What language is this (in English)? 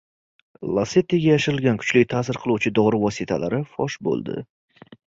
Uzbek